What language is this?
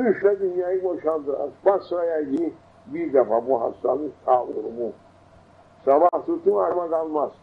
Turkish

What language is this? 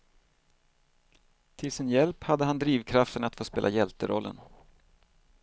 Swedish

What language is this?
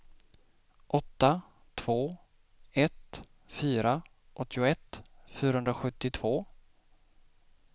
Swedish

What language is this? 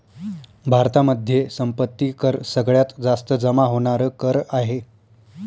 Marathi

